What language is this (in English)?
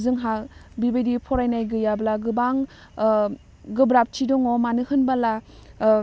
Bodo